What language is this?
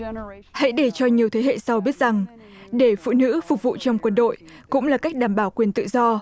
Vietnamese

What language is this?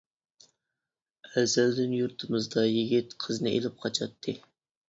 Uyghur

